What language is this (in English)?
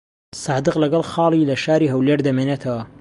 Central Kurdish